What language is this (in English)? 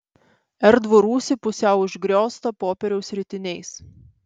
Lithuanian